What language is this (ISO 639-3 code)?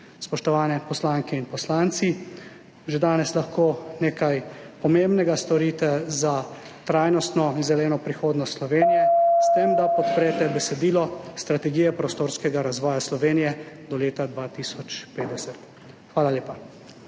slv